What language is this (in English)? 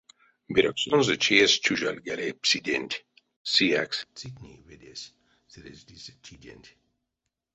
Erzya